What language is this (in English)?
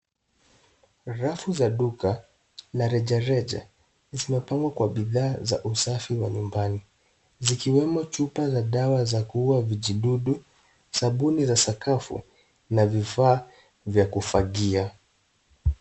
Swahili